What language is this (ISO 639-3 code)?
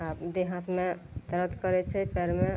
mai